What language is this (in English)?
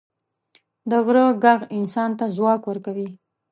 Pashto